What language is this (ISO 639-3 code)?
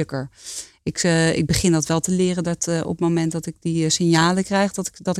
nld